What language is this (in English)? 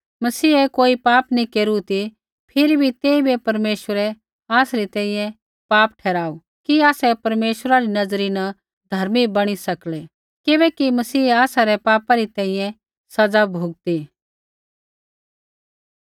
Kullu Pahari